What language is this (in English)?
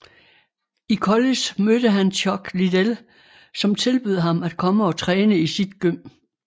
Danish